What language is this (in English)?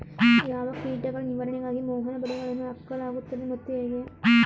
Kannada